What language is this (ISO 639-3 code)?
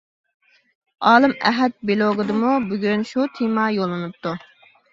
uig